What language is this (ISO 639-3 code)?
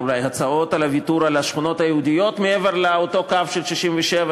heb